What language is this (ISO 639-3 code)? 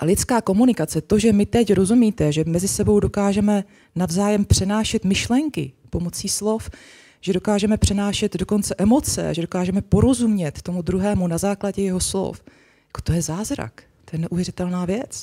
ces